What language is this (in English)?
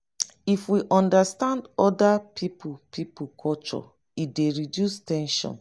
Nigerian Pidgin